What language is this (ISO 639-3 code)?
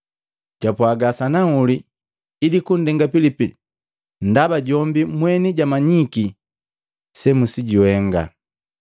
mgv